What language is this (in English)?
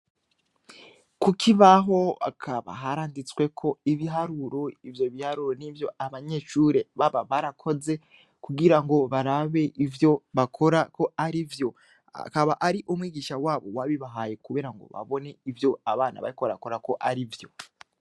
Rundi